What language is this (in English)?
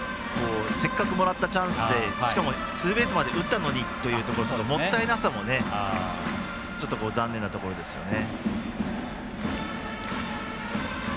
Japanese